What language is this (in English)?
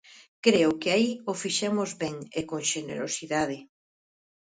Galician